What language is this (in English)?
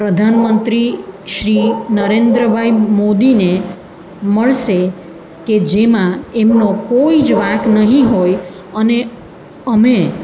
Gujarati